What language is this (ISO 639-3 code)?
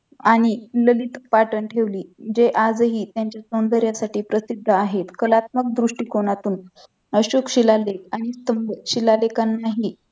mar